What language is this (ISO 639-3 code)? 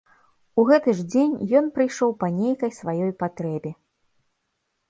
bel